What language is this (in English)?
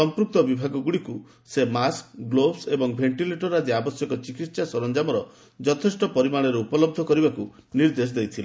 Odia